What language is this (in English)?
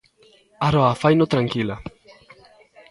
Galician